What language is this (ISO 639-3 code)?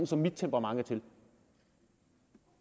dan